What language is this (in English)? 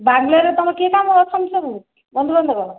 Odia